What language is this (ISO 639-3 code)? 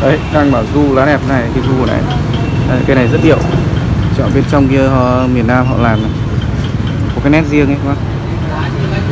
vie